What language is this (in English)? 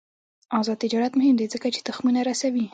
Pashto